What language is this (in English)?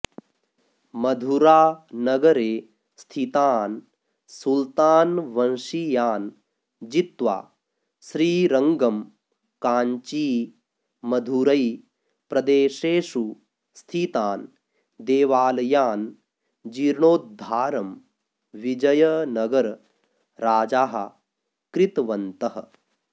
Sanskrit